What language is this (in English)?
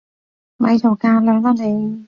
Cantonese